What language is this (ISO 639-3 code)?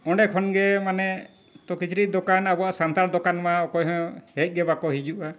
sat